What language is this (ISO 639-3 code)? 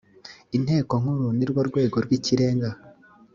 kin